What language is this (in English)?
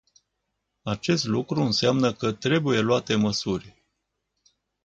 Romanian